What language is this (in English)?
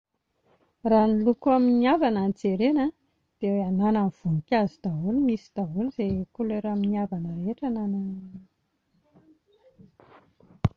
Malagasy